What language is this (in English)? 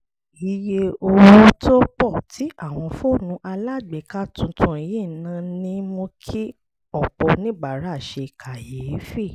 Yoruba